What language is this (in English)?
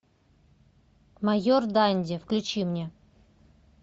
Russian